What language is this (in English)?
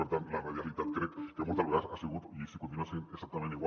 Catalan